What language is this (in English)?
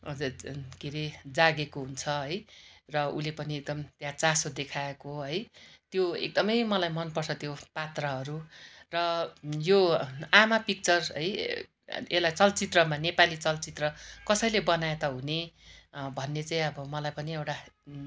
Nepali